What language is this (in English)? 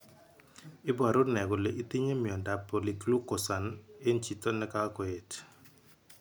Kalenjin